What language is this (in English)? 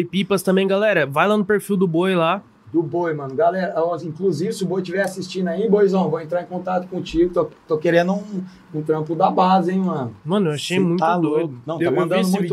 Portuguese